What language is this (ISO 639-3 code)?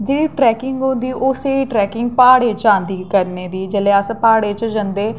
doi